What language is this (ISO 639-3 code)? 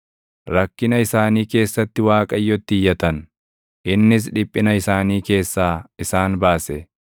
orm